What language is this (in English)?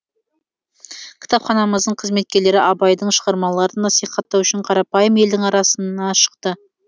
Kazakh